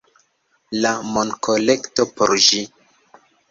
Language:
Esperanto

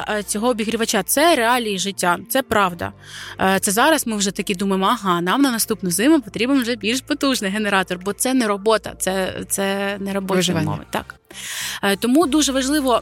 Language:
Ukrainian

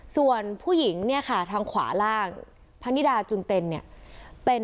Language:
Thai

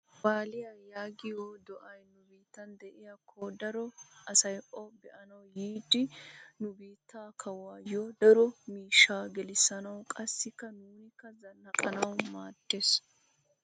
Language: Wolaytta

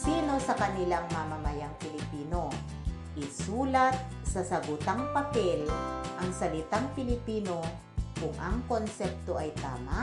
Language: Filipino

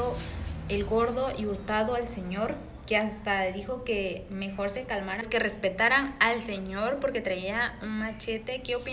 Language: Spanish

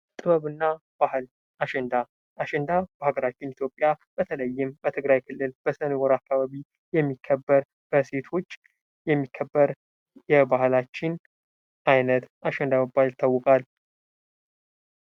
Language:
Amharic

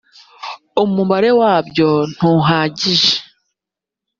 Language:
Kinyarwanda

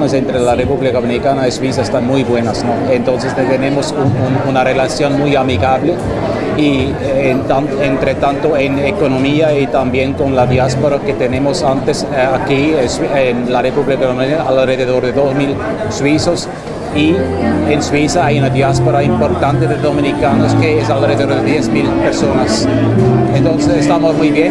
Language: Spanish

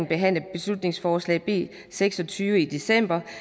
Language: Danish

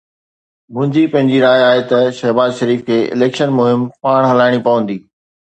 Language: Sindhi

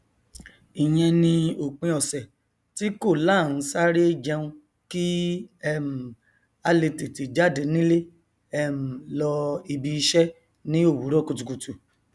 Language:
Yoruba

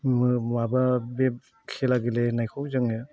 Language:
Bodo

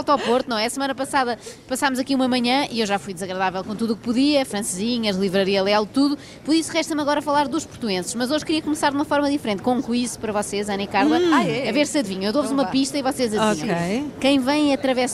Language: Portuguese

